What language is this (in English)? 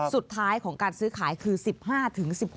Thai